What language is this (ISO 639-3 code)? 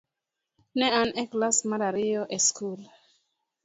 luo